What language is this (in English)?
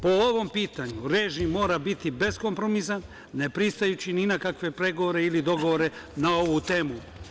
Serbian